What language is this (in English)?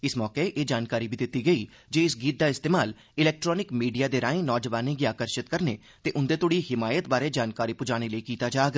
Dogri